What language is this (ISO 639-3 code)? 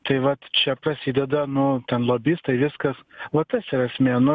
lit